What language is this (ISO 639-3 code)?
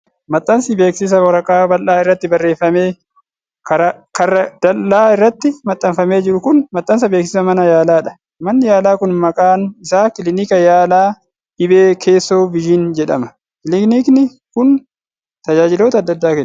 orm